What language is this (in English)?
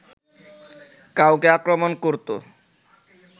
Bangla